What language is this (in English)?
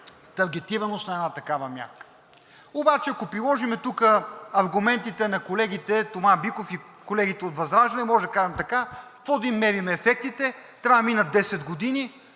Bulgarian